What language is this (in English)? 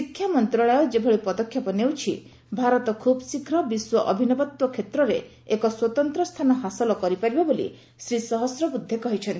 Odia